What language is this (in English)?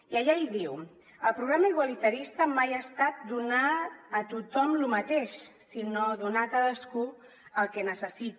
Catalan